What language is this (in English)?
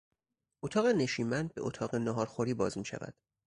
Persian